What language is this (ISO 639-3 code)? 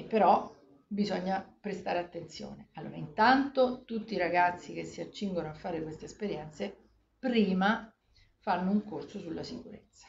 ita